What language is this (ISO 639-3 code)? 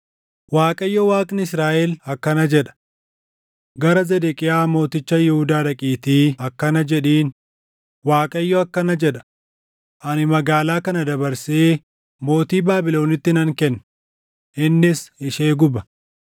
orm